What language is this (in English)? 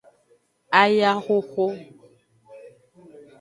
Aja (Benin)